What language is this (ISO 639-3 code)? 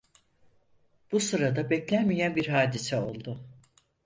tur